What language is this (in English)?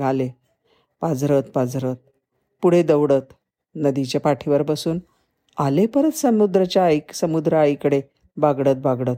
Marathi